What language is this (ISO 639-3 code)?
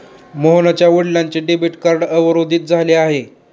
mar